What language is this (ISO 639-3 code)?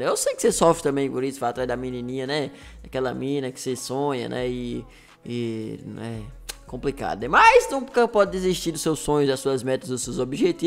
por